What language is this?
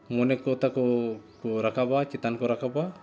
Santali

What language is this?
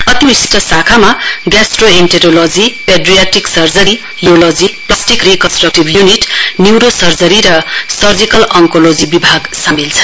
Nepali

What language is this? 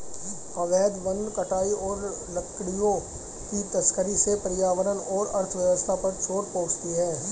Hindi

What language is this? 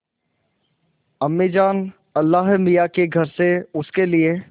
Hindi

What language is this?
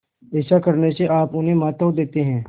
Hindi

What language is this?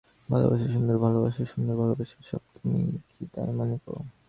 Bangla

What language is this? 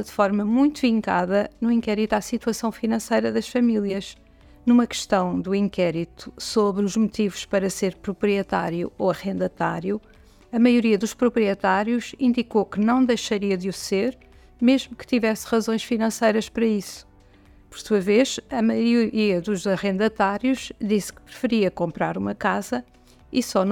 Portuguese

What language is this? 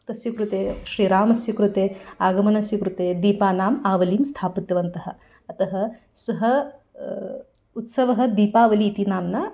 Sanskrit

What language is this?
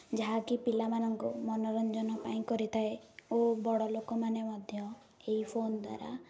Odia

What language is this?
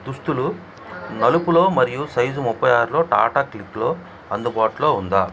Telugu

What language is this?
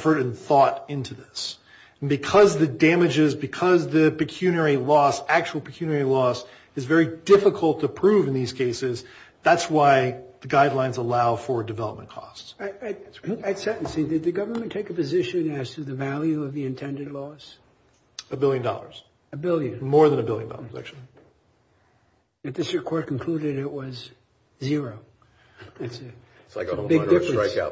English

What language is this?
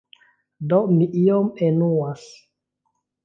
Esperanto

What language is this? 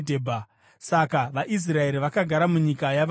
Shona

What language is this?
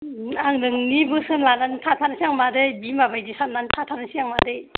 Bodo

